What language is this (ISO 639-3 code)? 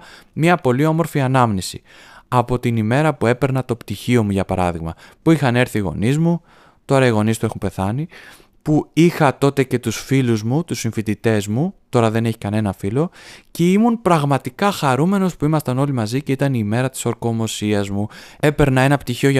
ell